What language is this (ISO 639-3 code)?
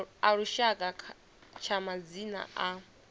ven